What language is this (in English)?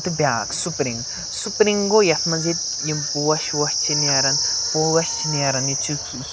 Kashmiri